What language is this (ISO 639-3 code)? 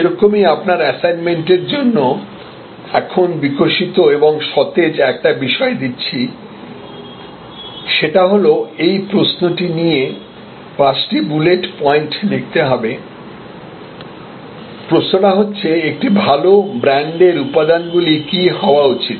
ben